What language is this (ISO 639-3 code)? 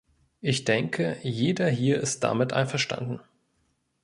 deu